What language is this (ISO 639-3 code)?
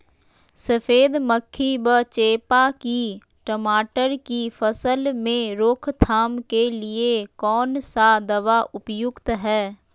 mag